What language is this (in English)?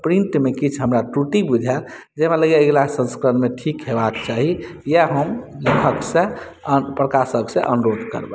Maithili